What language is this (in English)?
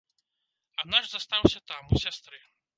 Belarusian